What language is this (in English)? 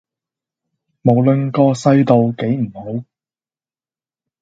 Cantonese